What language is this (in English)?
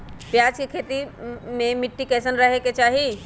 Magahi